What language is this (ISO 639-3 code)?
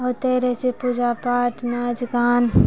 mai